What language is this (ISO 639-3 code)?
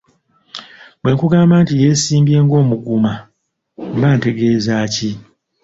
lug